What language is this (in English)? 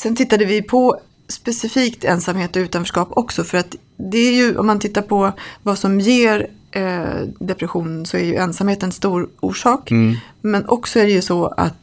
Swedish